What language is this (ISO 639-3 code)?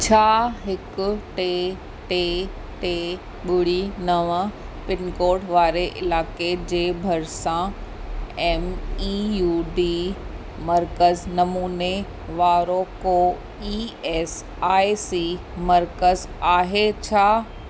snd